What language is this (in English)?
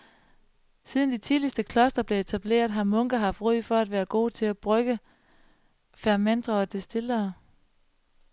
Danish